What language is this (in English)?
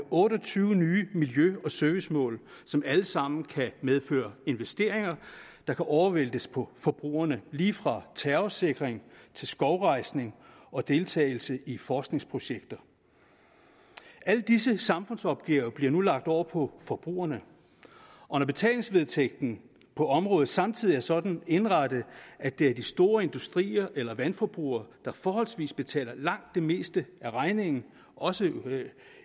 Danish